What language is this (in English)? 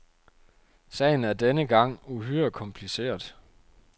Danish